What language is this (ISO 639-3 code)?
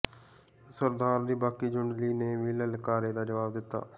pan